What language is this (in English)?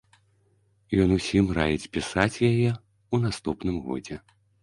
Belarusian